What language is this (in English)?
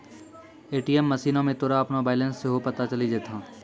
Maithili